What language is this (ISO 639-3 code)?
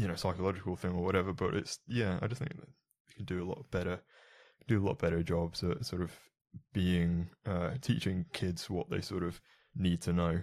eng